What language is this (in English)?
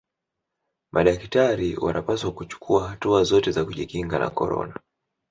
Swahili